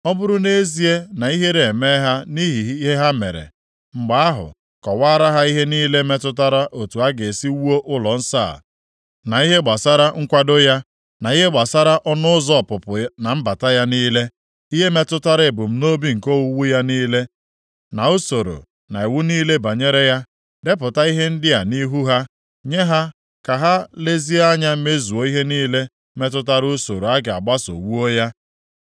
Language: Igbo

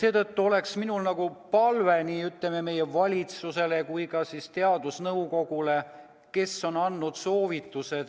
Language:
Estonian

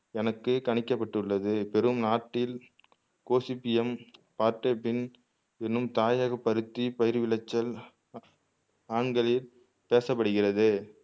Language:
Tamil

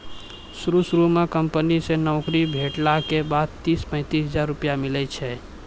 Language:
Maithili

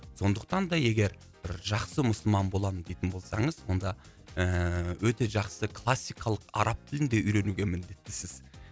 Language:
Kazakh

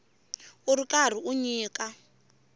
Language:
Tsonga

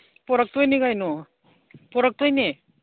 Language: Manipuri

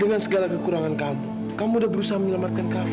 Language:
Indonesian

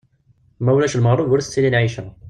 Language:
Kabyle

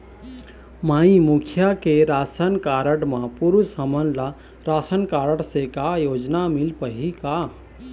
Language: Chhattisgarhi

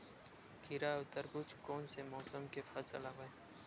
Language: Chhattisgarhi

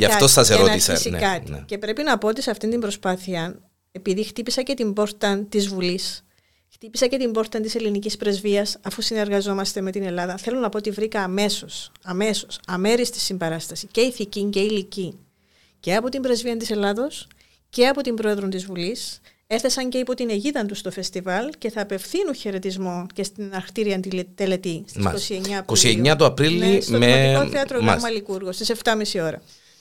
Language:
Greek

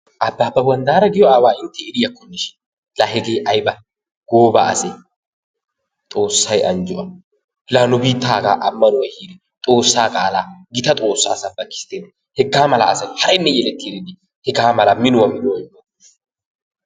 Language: Wolaytta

